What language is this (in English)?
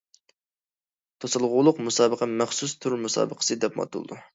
Uyghur